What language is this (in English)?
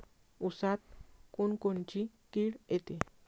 Marathi